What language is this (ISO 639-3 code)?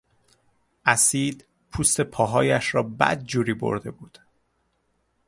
fas